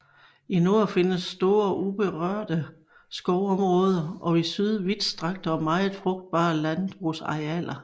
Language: Danish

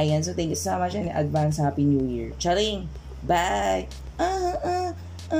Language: Filipino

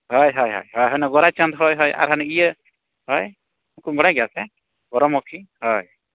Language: Santali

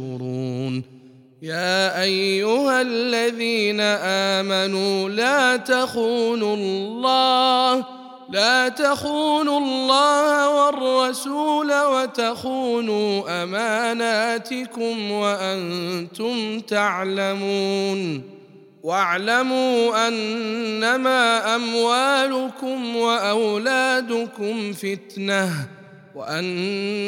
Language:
Arabic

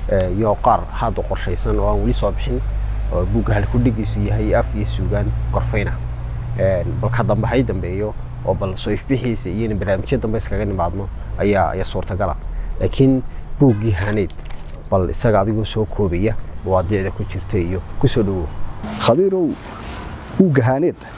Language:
Arabic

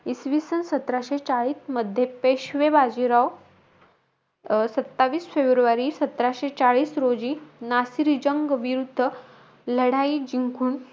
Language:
Marathi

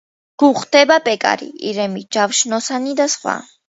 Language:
Georgian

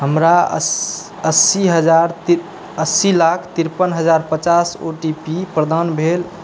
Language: Maithili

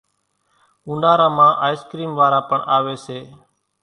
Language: Kachi Koli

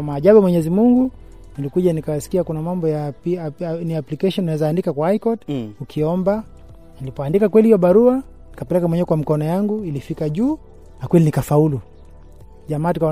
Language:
Swahili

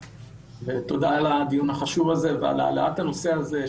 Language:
Hebrew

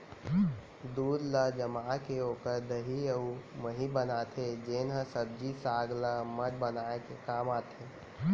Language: Chhattisgarhi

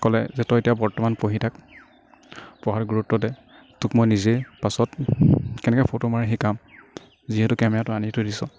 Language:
Assamese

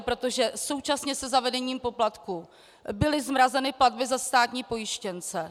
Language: Czech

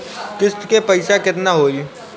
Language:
Bhojpuri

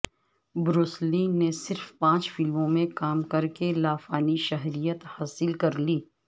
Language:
Urdu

